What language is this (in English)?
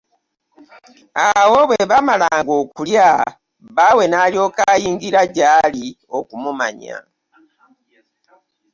Ganda